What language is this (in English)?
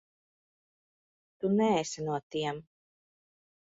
Latvian